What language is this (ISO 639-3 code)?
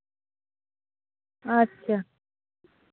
sat